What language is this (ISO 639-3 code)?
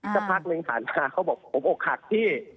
tha